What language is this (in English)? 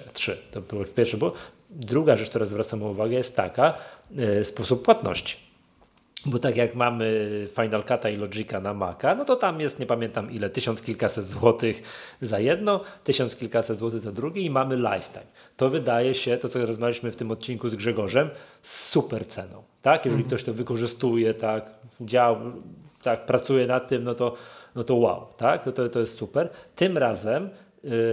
Polish